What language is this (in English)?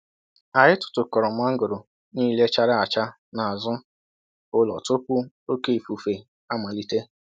Igbo